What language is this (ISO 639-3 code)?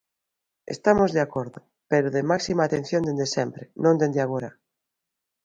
glg